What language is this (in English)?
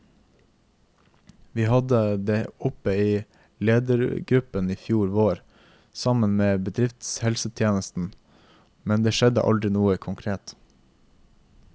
Norwegian